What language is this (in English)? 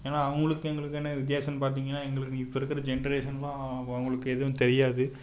Tamil